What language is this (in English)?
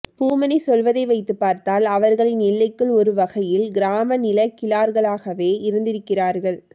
Tamil